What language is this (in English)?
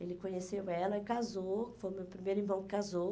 Portuguese